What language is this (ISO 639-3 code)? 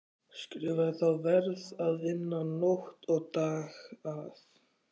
isl